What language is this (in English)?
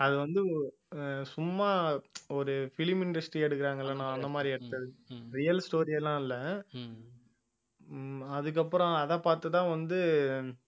Tamil